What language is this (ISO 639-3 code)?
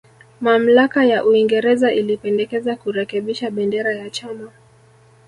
swa